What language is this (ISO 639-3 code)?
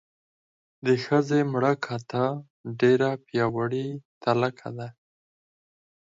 pus